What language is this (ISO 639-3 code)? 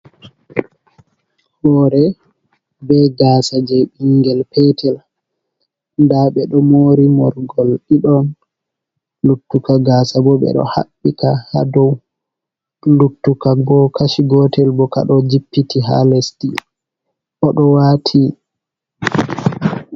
ful